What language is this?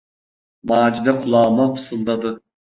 Turkish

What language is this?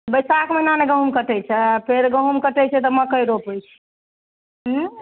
Maithili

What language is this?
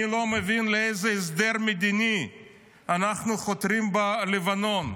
Hebrew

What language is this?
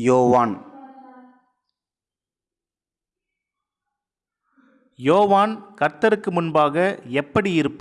Tamil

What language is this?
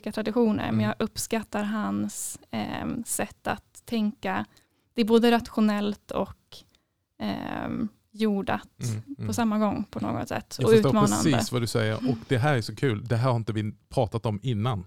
Swedish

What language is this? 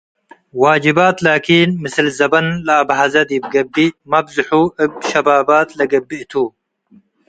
Tigre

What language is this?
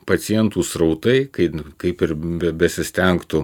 Lithuanian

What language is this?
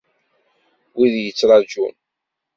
Kabyle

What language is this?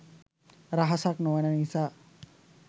Sinhala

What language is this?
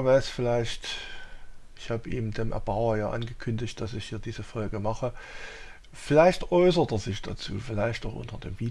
German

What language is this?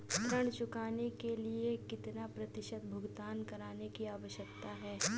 Hindi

